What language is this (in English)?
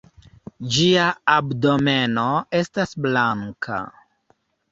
Esperanto